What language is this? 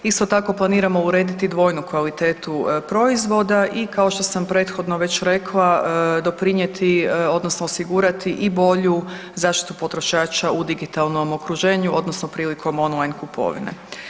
Croatian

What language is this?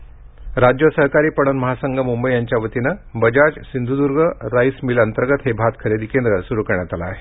Marathi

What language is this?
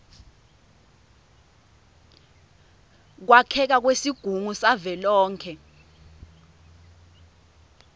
Swati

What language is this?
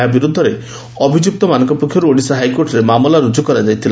Odia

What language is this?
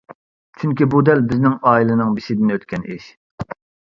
Uyghur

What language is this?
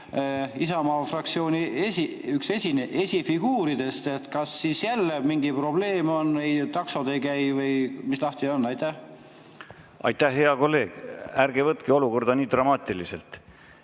Estonian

